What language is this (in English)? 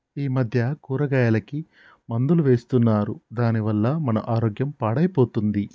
Telugu